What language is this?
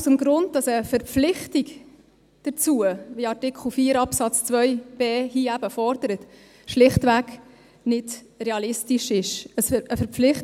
Swiss German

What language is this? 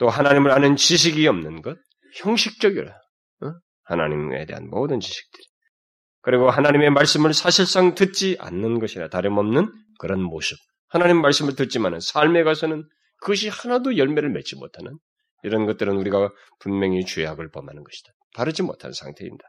Korean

